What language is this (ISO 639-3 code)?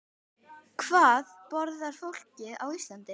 isl